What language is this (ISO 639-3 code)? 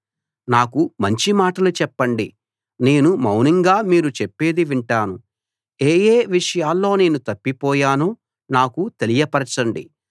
tel